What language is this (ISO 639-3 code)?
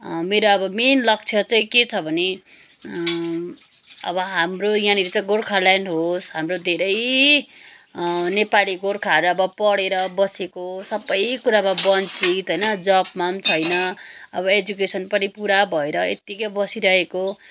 nep